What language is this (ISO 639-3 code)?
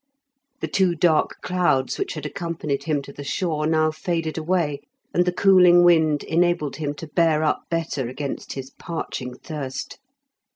eng